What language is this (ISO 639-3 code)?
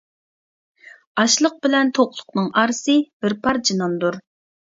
uig